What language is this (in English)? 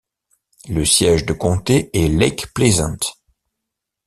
French